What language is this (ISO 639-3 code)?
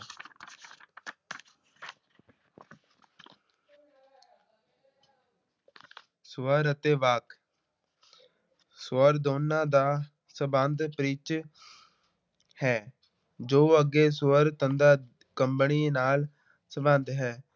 pan